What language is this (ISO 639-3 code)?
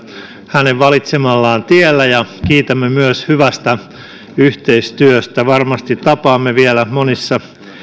fin